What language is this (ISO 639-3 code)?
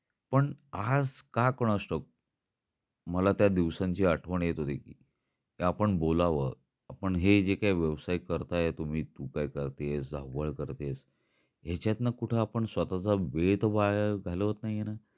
mar